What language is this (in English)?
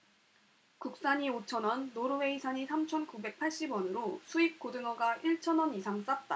Korean